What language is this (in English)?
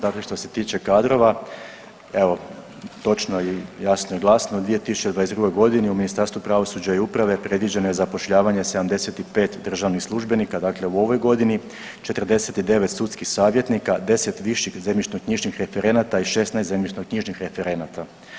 Croatian